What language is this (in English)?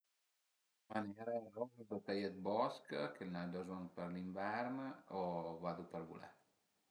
Piedmontese